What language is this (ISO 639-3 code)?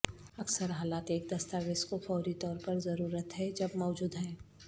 urd